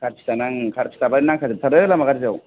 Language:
Bodo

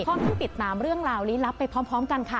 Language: Thai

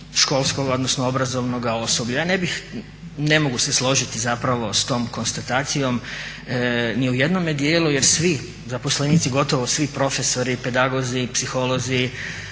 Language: Croatian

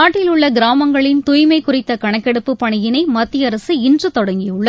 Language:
Tamil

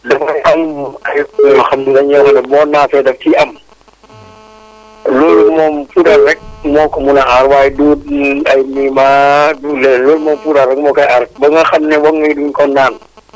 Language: Wolof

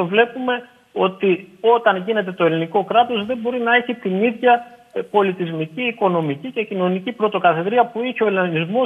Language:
Greek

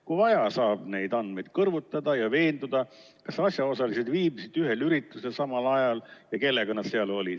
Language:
Estonian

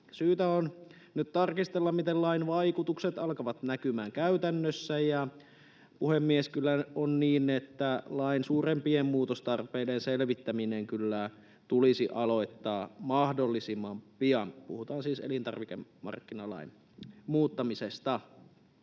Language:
Finnish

